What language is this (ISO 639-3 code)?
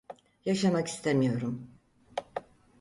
tur